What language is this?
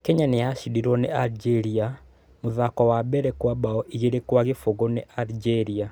Kikuyu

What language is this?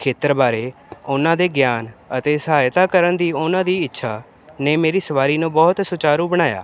Punjabi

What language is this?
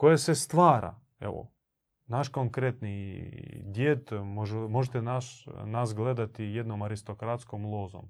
Croatian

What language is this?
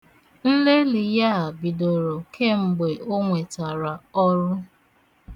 Igbo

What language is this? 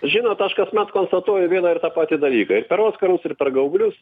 Lithuanian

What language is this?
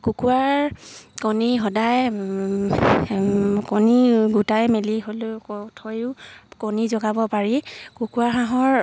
Assamese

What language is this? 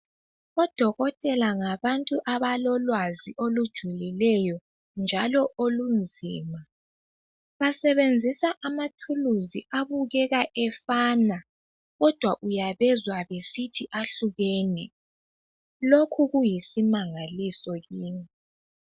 North Ndebele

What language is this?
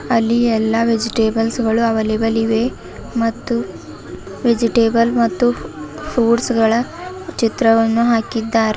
Kannada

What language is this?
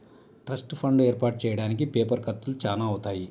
Telugu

